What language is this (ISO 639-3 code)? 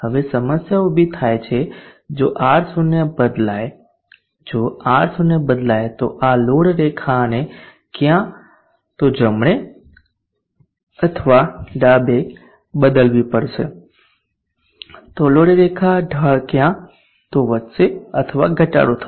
guj